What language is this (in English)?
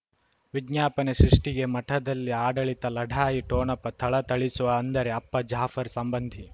Kannada